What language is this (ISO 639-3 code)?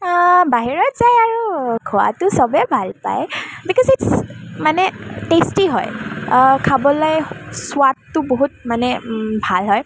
asm